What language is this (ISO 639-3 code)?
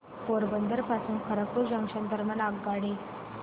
mar